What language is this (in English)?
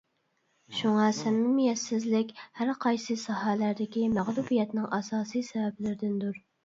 Uyghur